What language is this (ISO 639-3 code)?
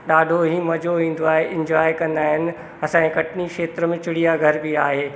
snd